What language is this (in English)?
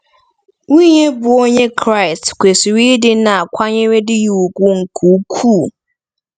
Igbo